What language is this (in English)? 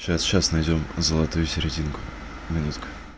Russian